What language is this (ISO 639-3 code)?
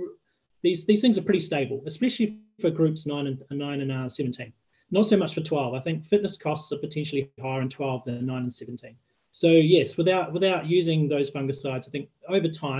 eng